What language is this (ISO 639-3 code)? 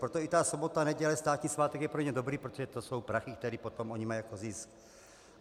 ces